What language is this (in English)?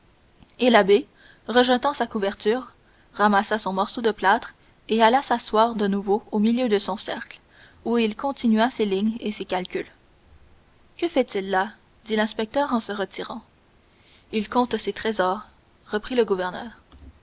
French